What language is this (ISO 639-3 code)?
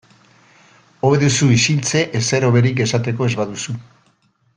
eus